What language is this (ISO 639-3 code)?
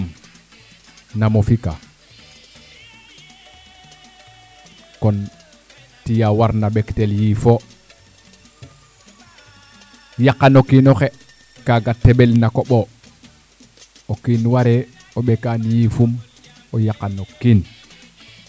srr